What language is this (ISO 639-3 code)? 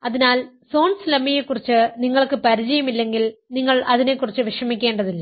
mal